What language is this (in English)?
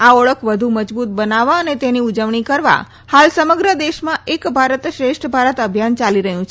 Gujarati